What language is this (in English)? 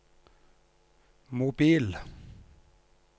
Norwegian